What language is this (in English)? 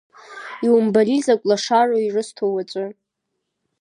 Abkhazian